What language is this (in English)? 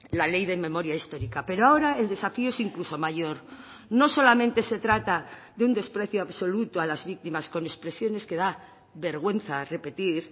Spanish